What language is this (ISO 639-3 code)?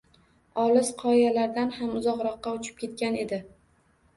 uzb